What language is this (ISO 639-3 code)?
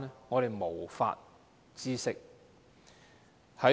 yue